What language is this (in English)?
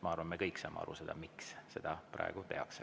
Estonian